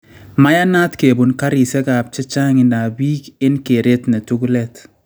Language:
Kalenjin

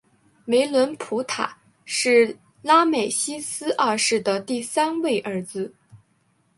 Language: Chinese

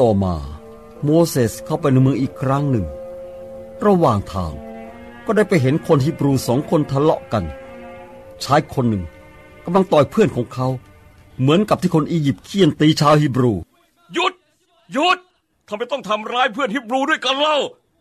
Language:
Thai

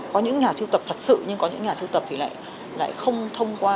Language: Vietnamese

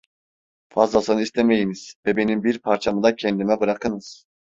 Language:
Turkish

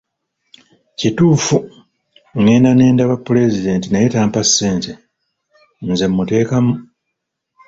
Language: Ganda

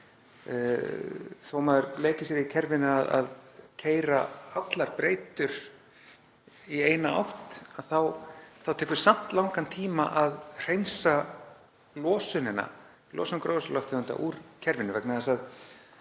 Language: Icelandic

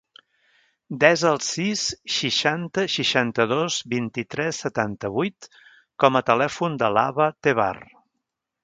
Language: Catalan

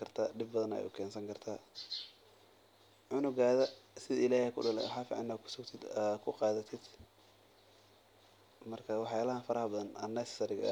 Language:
Somali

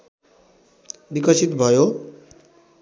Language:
Nepali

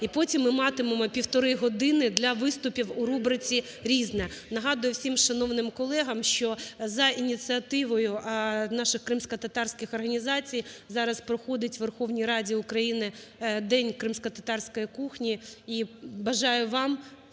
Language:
Ukrainian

